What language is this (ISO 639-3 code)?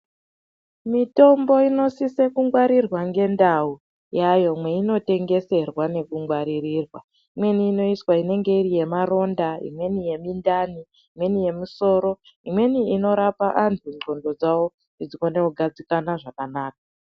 ndc